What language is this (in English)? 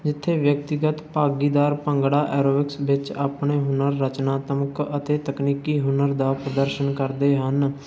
Punjabi